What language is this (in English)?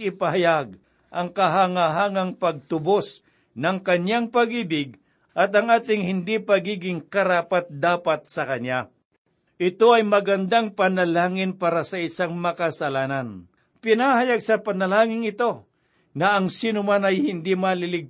Filipino